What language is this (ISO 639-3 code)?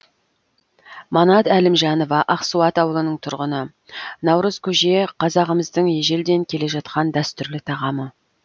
kaz